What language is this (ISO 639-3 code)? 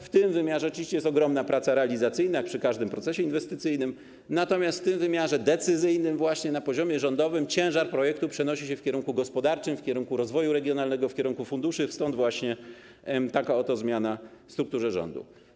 pol